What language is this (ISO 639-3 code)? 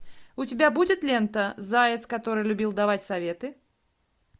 rus